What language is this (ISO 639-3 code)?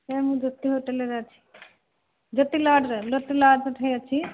ori